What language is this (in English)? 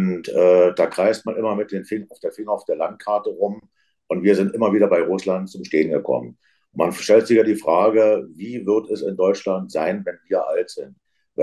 German